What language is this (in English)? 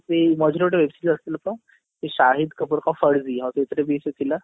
Odia